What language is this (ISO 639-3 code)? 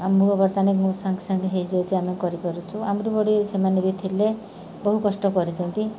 ori